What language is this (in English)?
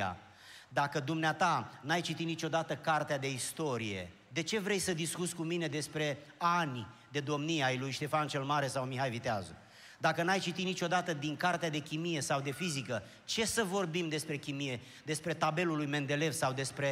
Romanian